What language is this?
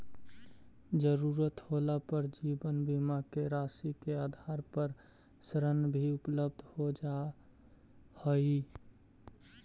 Magahi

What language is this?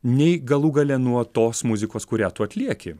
Lithuanian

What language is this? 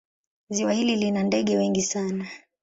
Swahili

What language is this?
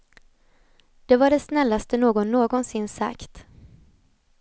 Swedish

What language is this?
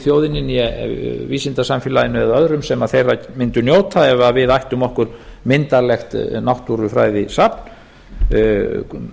Icelandic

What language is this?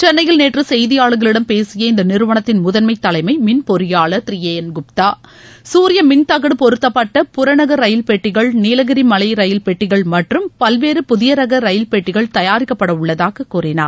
Tamil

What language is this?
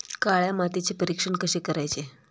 Marathi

